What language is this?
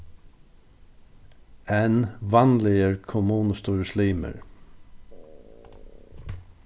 Faroese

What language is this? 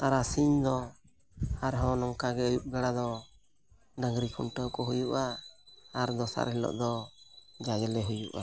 Santali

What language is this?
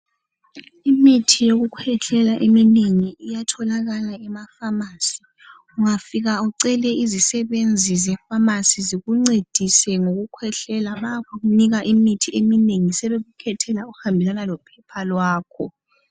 North Ndebele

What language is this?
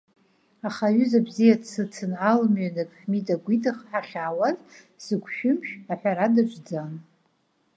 Abkhazian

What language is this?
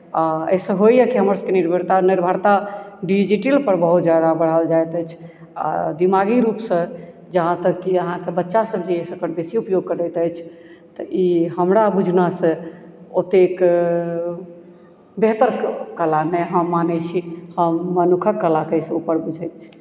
Maithili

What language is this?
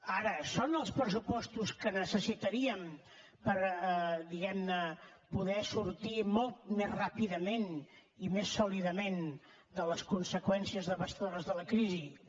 Catalan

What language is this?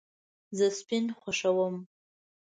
Pashto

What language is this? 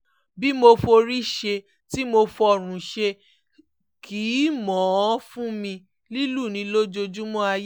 Yoruba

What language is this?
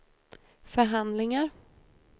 Swedish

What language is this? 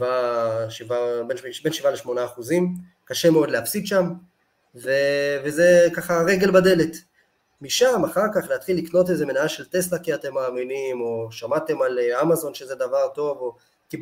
Hebrew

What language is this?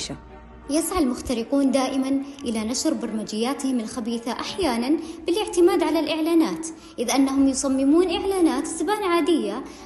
Arabic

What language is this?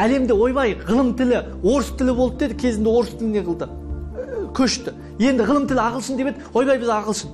Turkish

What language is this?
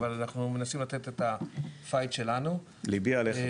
Hebrew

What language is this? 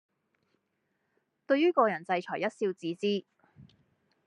Cantonese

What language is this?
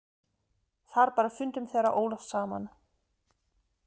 Icelandic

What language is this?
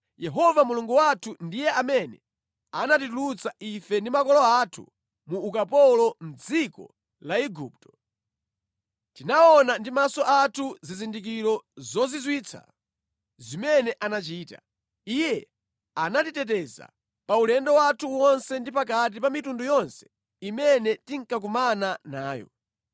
Nyanja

